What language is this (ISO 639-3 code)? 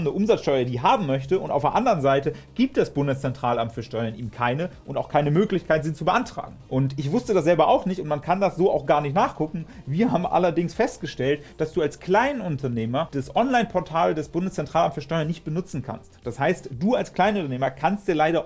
deu